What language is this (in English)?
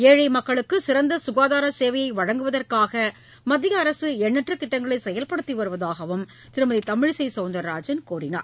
Tamil